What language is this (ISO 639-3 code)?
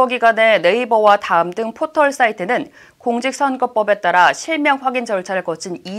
kor